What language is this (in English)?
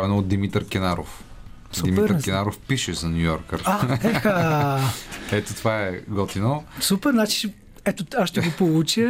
Bulgarian